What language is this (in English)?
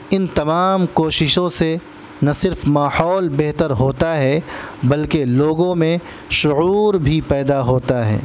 Urdu